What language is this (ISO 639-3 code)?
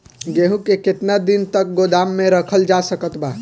bho